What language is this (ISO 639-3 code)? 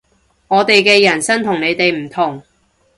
yue